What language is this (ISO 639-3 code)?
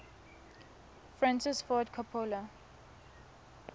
tsn